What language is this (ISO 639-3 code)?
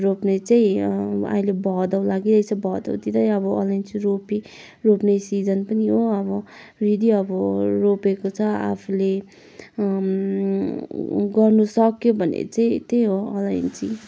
nep